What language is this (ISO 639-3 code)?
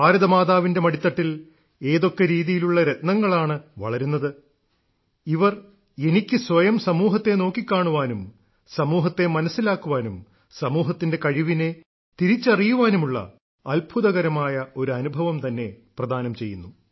mal